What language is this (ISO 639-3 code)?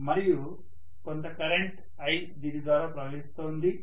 tel